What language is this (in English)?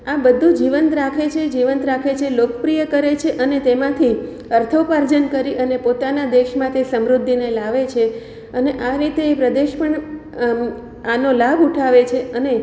Gujarati